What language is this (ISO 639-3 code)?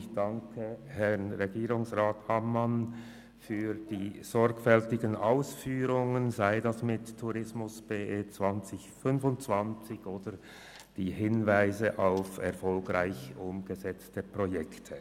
gsw